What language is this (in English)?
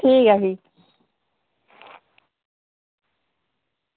Dogri